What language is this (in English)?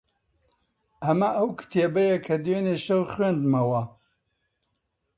Central Kurdish